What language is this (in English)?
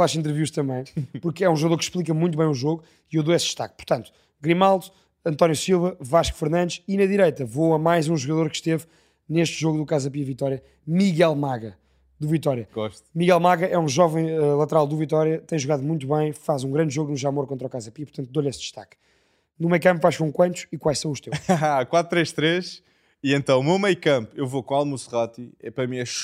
Portuguese